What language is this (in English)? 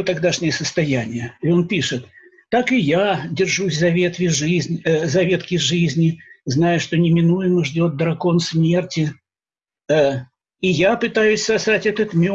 Russian